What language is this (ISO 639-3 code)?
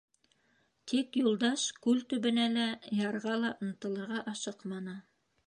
bak